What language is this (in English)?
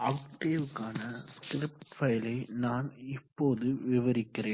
Tamil